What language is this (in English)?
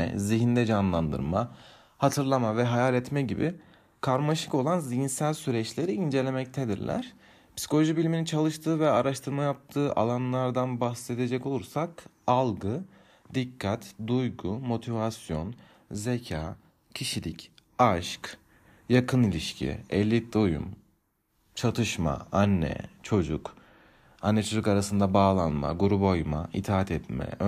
Turkish